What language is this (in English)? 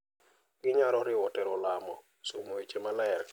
Luo (Kenya and Tanzania)